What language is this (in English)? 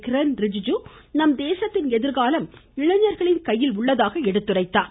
Tamil